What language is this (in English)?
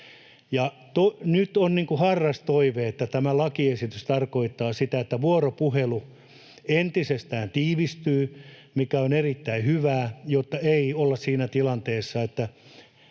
Finnish